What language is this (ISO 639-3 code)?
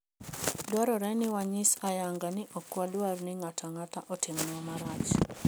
luo